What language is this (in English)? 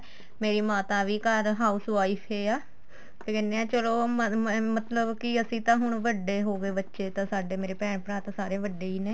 Punjabi